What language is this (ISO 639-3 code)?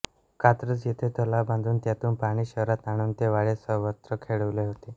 mar